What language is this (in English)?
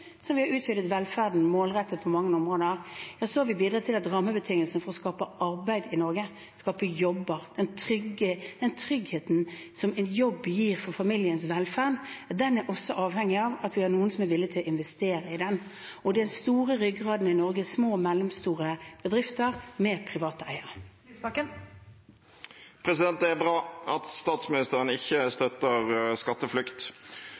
Norwegian